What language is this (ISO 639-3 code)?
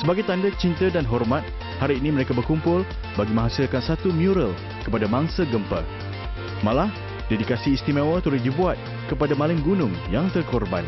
msa